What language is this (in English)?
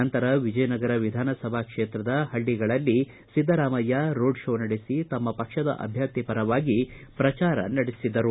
Kannada